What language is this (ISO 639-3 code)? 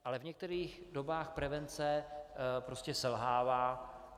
ces